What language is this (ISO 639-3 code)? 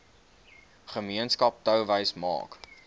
afr